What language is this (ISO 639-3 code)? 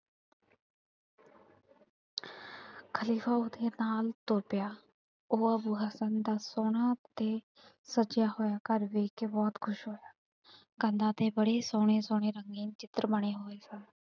pan